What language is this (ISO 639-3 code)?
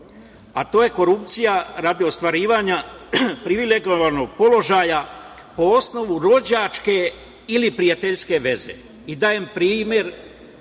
srp